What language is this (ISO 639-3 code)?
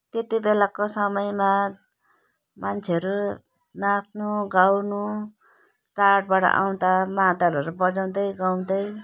nep